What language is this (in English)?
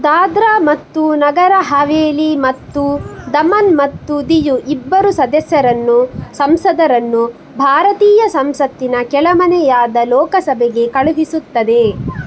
Kannada